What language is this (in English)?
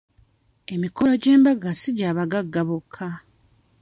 Ganda